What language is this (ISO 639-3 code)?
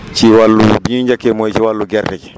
wol